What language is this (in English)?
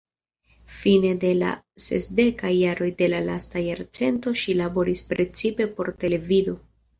Esperanto